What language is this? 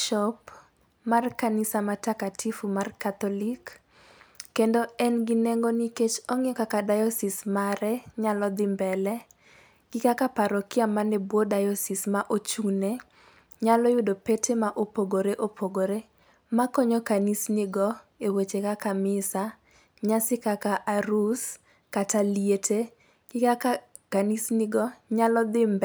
Luo (Kenya and Tanzania)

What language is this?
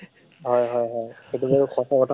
Assamese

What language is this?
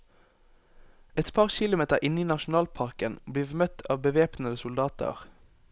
Norwegian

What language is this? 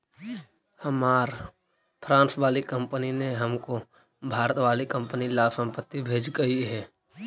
Magahi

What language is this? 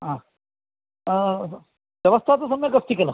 Sanskrit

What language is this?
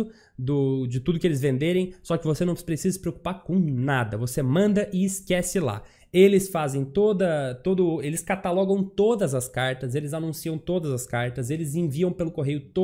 Portuguese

